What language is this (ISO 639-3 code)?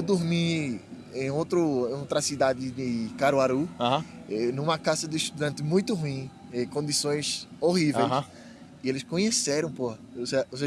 por